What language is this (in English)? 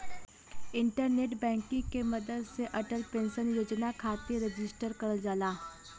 Bhojpuri